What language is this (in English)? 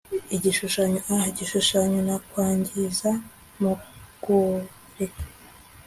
Kinyarwanda